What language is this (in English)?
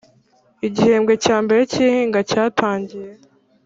Kinyarwanda